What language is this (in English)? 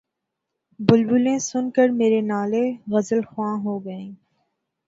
Urdu